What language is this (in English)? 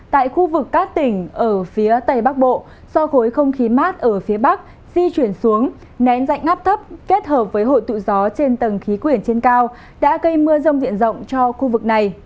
Vietnamese